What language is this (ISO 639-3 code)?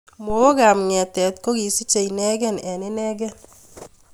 kln